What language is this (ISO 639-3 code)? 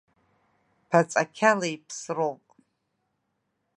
abk